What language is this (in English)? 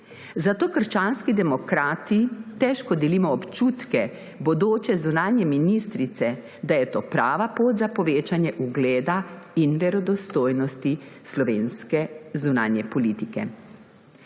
Slovenian